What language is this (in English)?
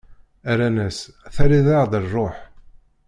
Kabyle